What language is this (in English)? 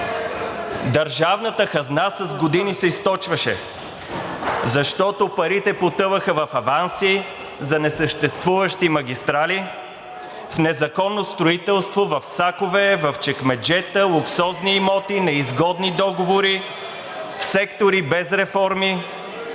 Bulgarian